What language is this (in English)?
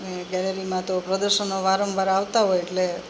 Gujarati